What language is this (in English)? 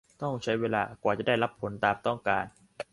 Thai